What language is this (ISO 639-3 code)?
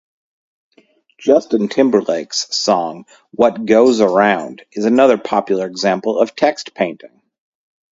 eng